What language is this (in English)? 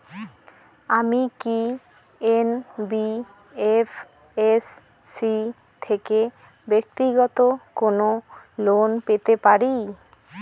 Bangla